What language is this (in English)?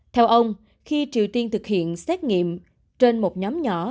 Vietnamese